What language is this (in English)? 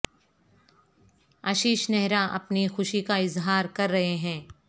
Urdu